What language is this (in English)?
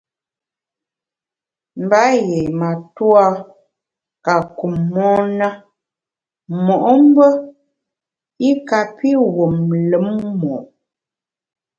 Bamun